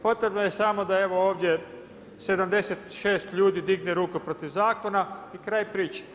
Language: Croatian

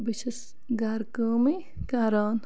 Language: Kashmiri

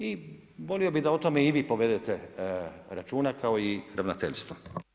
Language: Croatian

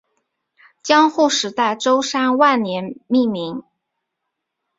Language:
Chinese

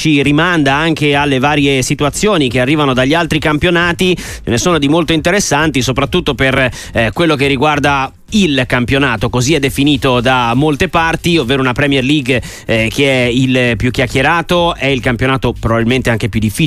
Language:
Italian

